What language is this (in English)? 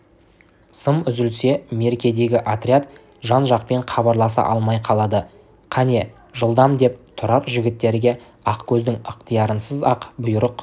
Kazakh